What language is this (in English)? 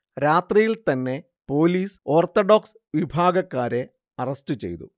Malayalam